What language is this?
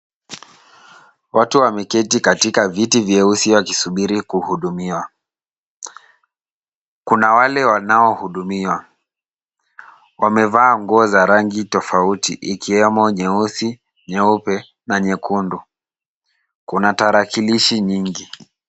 Swahili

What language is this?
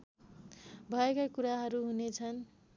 Nepali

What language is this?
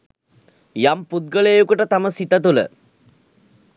Sinhala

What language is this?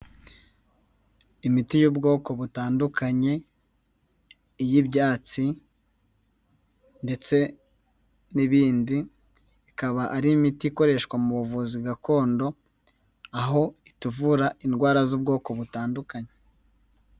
Kinyarwanda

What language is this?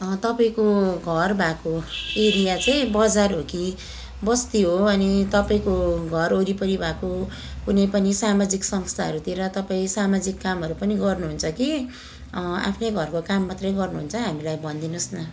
Nepali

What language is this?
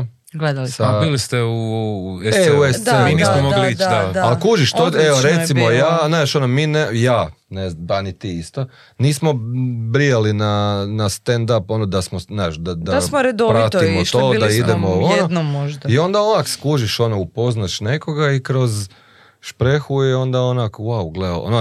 Croatian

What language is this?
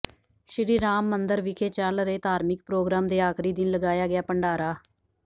Punjabi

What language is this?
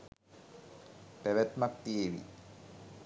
Sinhala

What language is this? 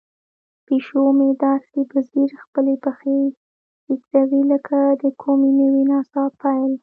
Pashto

